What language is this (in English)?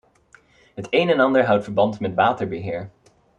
Dutch